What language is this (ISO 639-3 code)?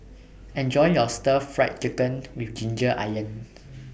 eng